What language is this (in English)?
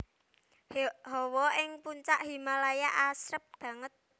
Javanese